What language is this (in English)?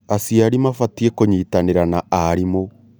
Kikuyu